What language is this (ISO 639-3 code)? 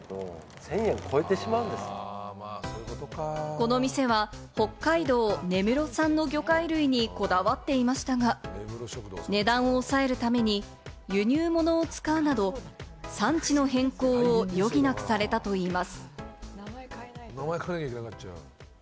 jpn